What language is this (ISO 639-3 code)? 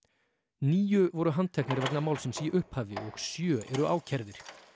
isl